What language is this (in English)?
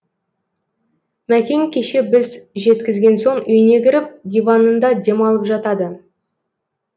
Kazakh